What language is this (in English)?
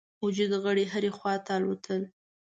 Pashto